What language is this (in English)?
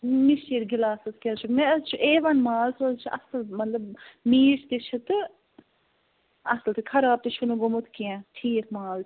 Kashmiri